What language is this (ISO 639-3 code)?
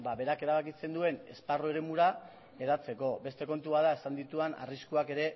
eus